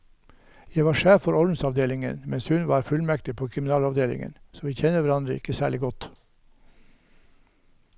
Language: Norwegian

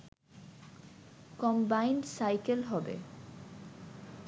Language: Bangla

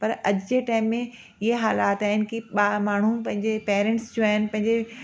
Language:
Sindhi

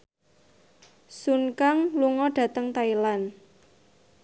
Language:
Javanese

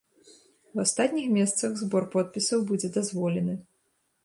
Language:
Belarusian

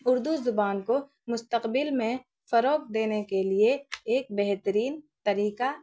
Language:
Urdu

